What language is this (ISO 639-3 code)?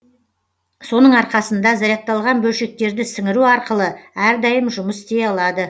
kaz